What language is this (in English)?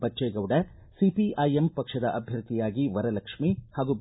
Kannada